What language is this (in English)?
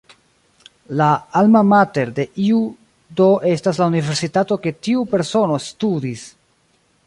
Esperanto